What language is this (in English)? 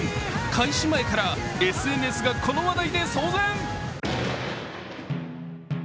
Japanese